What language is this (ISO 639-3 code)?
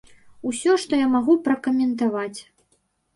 bel